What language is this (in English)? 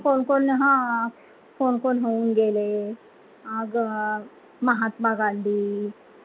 Marathi